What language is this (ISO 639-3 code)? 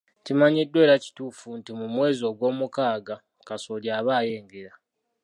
lug